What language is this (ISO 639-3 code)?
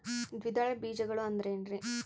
kan